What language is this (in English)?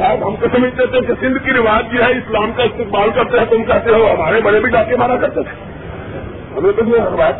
Urdu